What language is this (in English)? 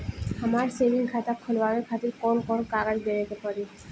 Bhojpuri